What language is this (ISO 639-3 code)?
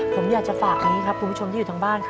tha